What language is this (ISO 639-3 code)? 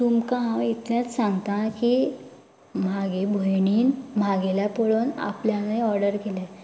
kok